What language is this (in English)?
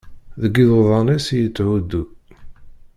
Kabyle